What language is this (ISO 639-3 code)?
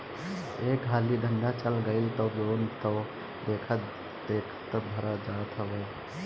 bho